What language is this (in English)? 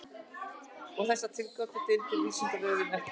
Icelandic